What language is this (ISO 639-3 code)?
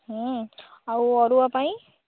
ori